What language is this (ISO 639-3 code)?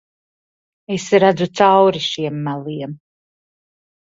lav